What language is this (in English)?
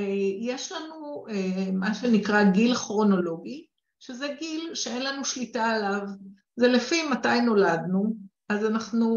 Hebrew